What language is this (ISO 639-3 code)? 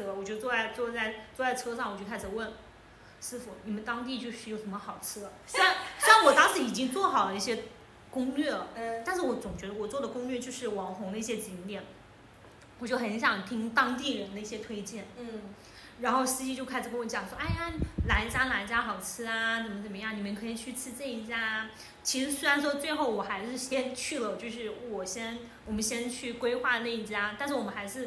zho